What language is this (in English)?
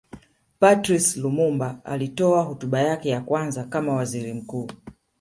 Swahili